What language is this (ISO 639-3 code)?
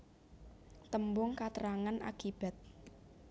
jav